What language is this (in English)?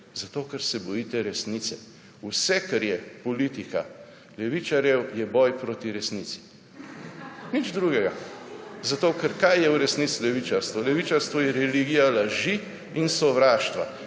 Slovenian